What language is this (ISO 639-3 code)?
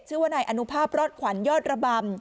tha